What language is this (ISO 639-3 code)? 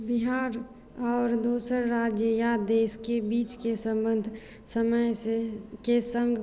mai